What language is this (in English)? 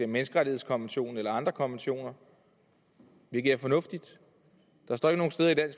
Danish